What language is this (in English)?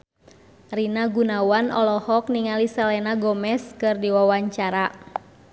Sundanese